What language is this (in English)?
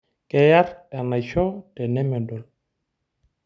Masai